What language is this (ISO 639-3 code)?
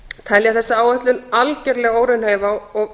isl